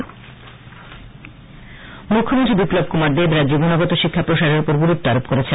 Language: Bangla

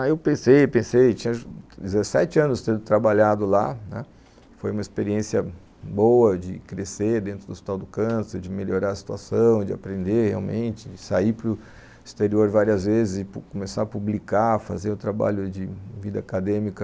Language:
Portuguese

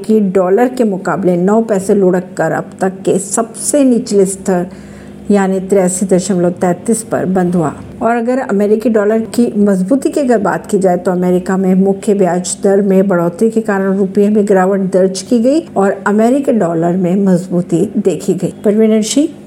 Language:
Hindi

